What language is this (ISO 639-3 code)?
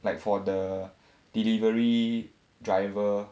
eng